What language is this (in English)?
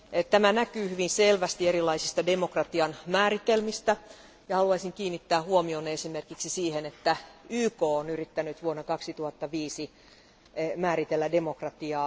Finnish